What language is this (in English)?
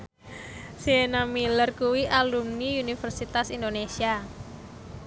Javanese